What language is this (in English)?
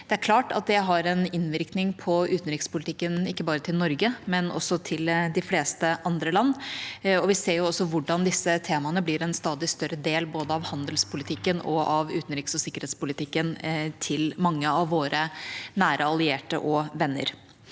Norwegian